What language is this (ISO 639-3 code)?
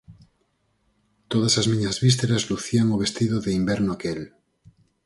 glg